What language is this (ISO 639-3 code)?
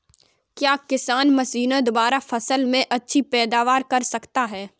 hin